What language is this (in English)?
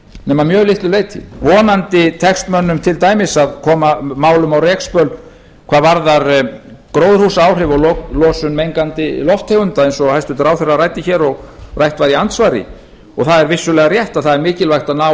Icelandic